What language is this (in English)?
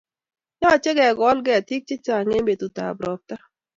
Kalenjin